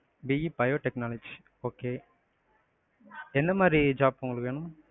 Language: Tamil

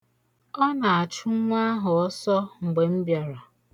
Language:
Igbo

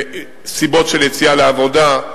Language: Hebrew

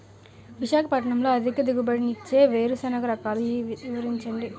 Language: Telugu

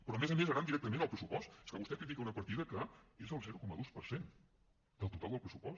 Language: Catalan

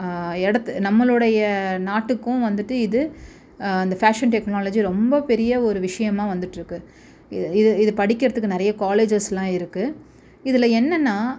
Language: Tamil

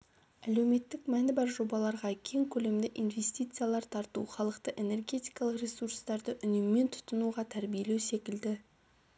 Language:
Kazakh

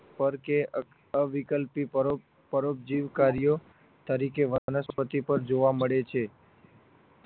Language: Gujarati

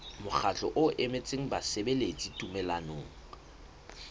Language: Southern Sotho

